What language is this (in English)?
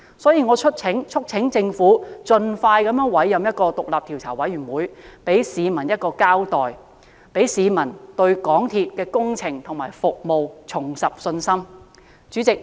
Cantonese